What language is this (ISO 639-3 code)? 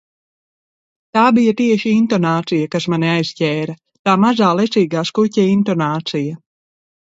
lav